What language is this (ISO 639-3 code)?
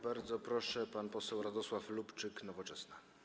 pol